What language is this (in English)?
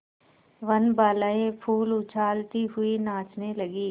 Hindi